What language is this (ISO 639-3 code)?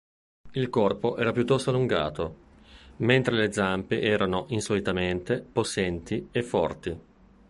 ita